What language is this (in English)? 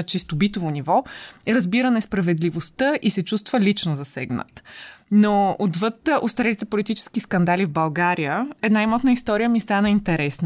Bulgarian